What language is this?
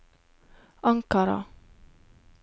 Norwegian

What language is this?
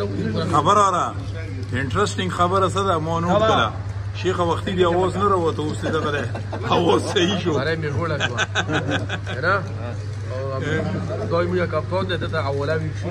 Arabic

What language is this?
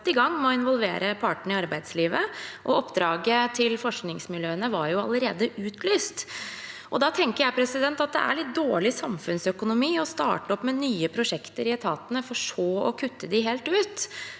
Norwegian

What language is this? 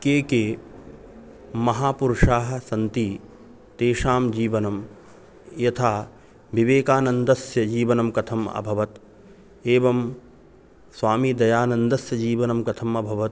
Sanskrit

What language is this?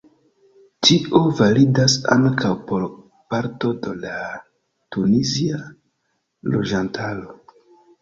Esperanto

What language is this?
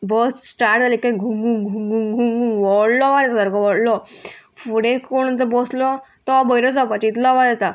Konkani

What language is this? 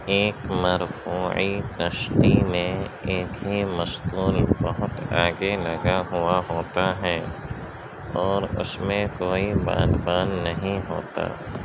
Urdu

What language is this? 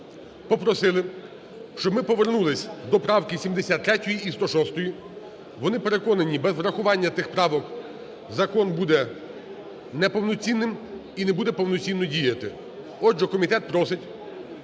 Ukrainian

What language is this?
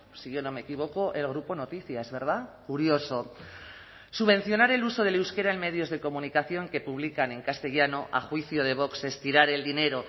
Spanish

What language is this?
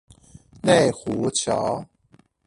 Chinese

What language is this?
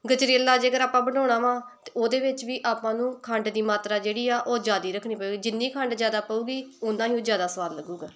Punjabi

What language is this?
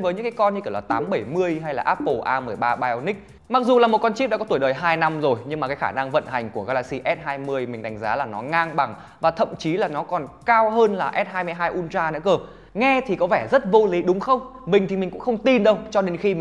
Vietnamese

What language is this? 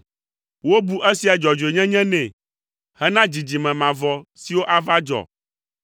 Ewe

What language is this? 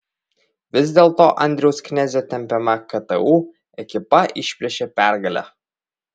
Lithuanian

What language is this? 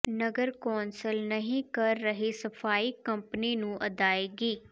Punjabi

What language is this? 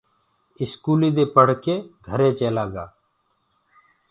Gurgula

